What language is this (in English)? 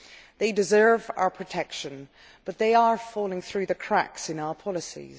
English